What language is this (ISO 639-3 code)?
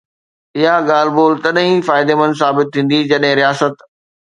snd